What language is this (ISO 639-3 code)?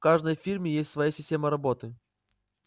rus